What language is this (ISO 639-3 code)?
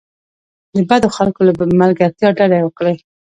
pus